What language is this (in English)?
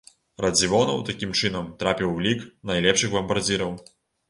Belarusian